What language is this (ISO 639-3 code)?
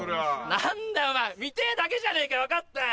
jpn